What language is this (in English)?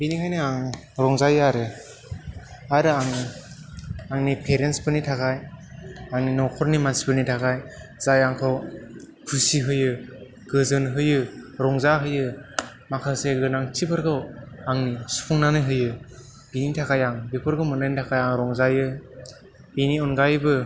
Bodo